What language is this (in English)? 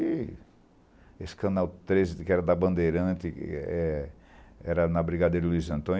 Portuguese